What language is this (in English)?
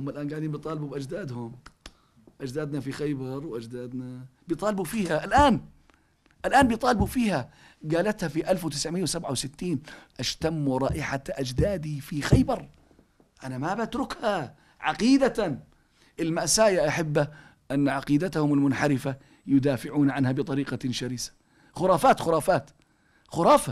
Arabic